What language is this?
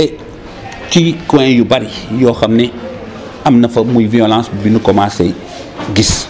French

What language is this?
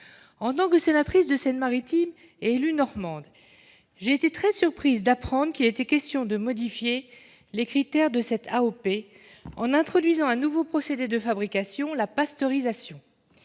French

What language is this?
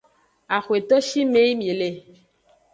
Aja (Benin)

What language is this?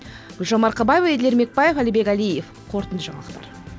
Kazakh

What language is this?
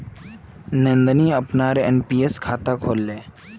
Magahi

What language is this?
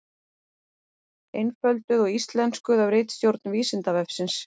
Icelandic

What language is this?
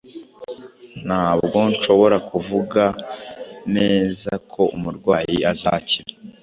Kinyarwanda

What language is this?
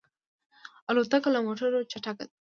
Pashto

